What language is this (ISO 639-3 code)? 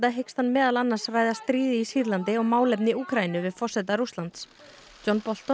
isl